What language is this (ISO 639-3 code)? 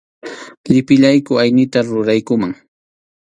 qxu